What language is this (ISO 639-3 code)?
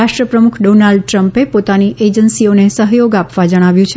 guj